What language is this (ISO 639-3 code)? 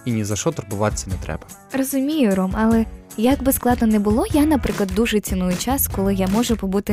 ukr